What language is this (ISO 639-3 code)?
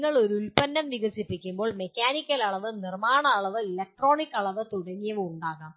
mal